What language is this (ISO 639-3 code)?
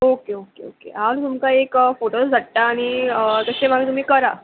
kok